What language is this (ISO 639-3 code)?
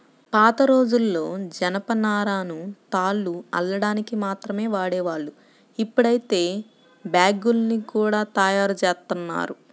tel